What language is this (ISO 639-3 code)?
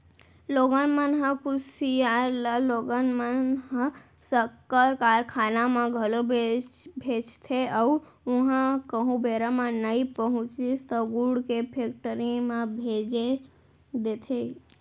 hne